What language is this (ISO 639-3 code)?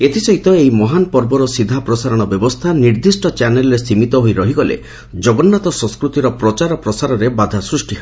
ori